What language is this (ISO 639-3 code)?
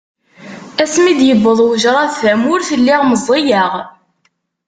kab